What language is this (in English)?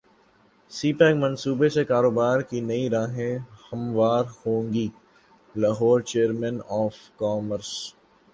Urdu